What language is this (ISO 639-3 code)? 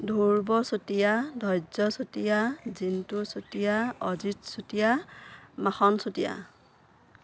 asm